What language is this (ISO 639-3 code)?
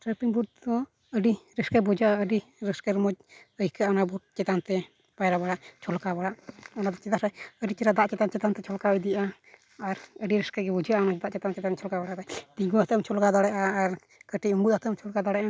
sat